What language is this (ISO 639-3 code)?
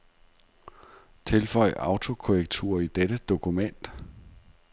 dan